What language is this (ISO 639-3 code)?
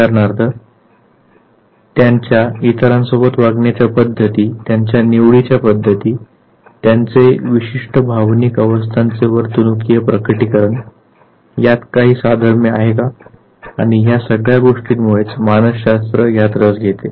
mar